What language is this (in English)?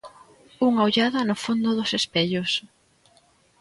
Galician